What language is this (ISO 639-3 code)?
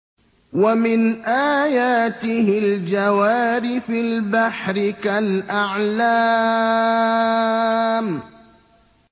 ara